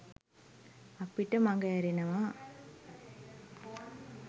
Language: Sinhala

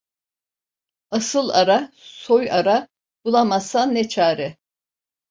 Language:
Turkish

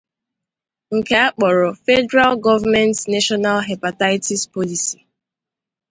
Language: Igbo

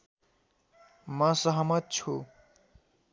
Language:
Nepali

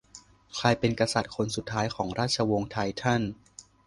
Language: Thai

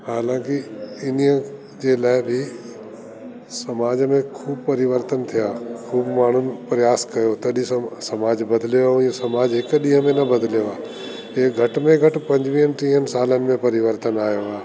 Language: Sindhi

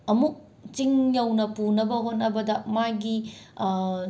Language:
Manipuri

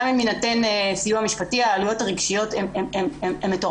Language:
Hebrew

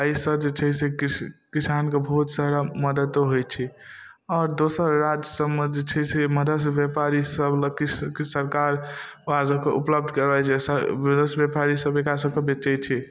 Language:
Maithili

